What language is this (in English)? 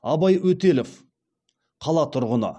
Kazakh